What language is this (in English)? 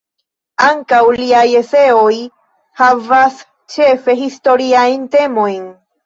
Esperanto